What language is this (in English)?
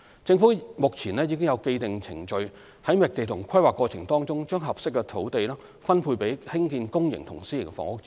Cantonese